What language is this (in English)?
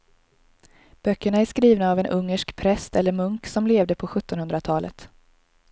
Swedish